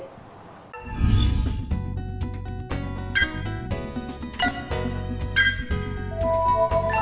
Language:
Vietnamese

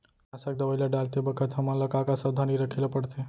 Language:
Chhattisgarhi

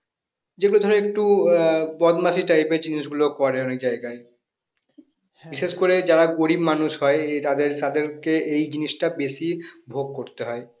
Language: Bangla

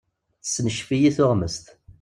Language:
Kabyle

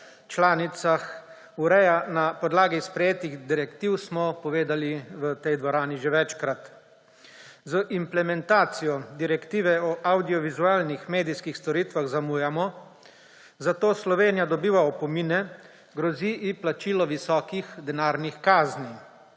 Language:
Slovenian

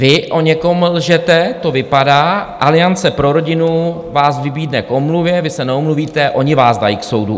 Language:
Czech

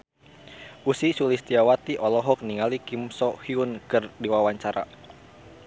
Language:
Sundanese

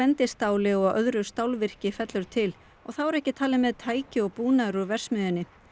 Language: Icelandic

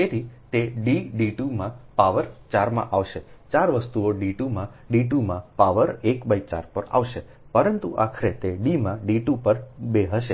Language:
Gujarati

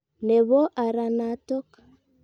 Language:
Kalenjin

